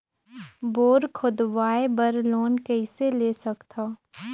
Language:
Chhattisgarhi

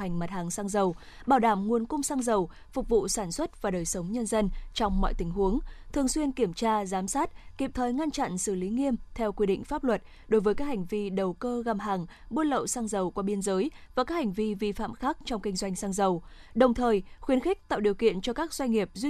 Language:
Vietnamese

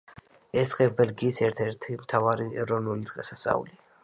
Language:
Georgian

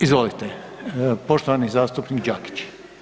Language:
Croatian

